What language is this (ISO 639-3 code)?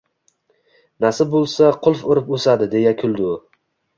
uzb